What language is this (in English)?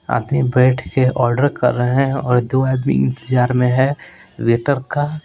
Hindi